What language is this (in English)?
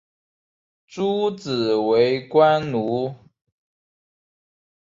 Chinese